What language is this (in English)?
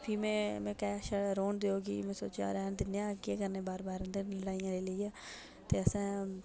Dogri